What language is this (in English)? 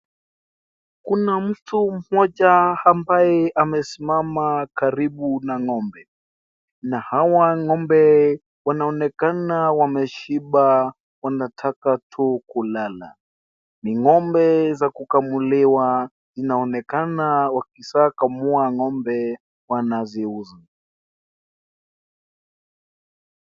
Swahili